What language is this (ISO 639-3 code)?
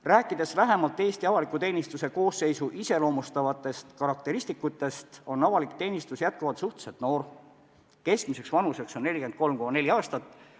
est